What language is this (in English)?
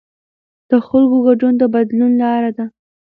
Pashto